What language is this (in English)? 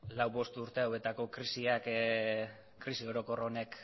Basque